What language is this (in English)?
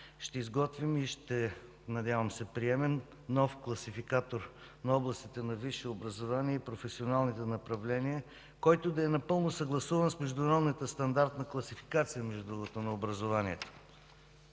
Bulgarian